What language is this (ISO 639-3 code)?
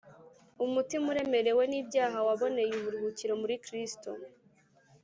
kin